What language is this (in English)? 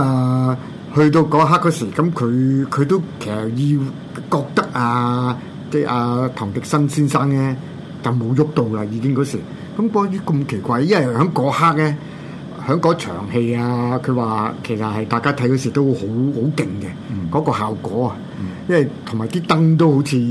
Chinese